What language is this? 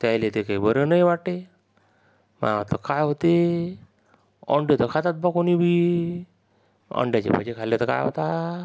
Marathi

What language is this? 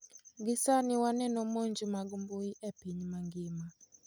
Luo (Kenya and Tanzania)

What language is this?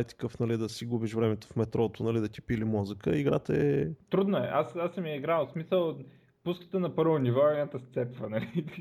Bulgarian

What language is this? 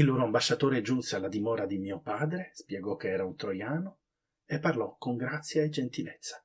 Italian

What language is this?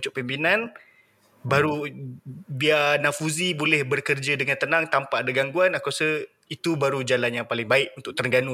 Malay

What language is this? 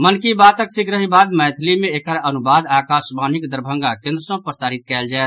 Maithili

